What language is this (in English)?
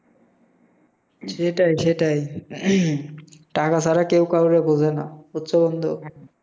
Bangla